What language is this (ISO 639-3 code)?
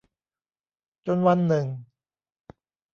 tha